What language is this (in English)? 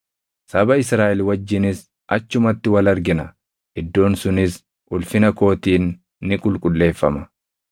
Oromo